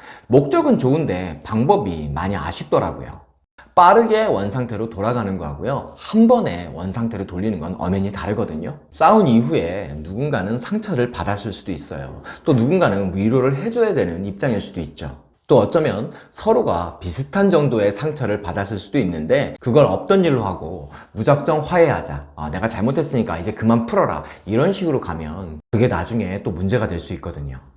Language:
Korean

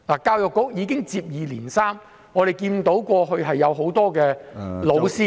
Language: Cantonese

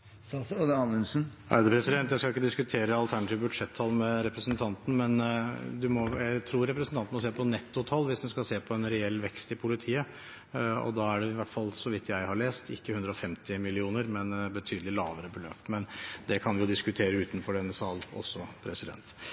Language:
Norwegian Bokmål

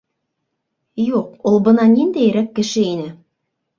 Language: Bashkir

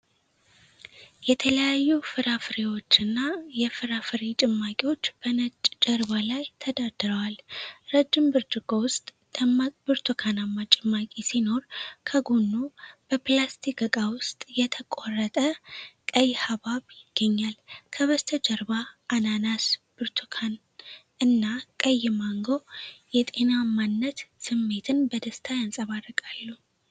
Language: Amharic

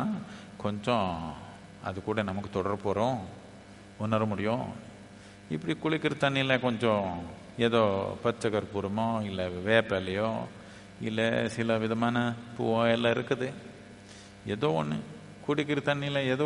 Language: Tamil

